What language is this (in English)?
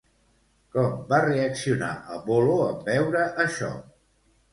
Catalan